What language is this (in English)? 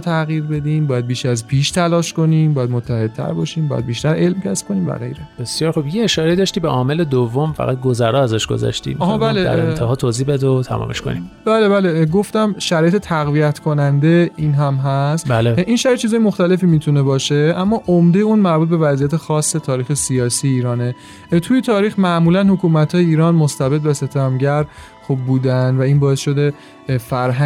Persian